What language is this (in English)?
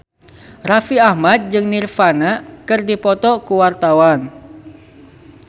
Sundanese